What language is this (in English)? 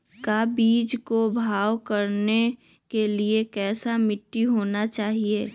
Magahi